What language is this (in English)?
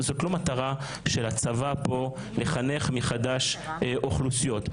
Hebrew